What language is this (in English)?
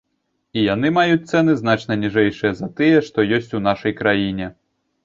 Belarusian